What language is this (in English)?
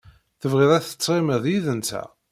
Kabyle